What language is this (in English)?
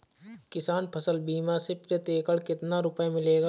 Hindi